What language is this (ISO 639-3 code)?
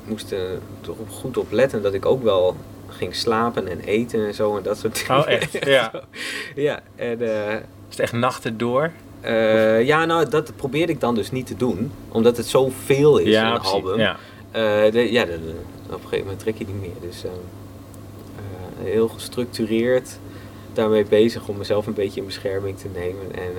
nld